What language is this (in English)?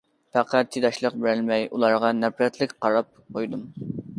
Uyghur